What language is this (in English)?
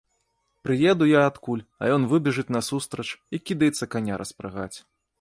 Belarusian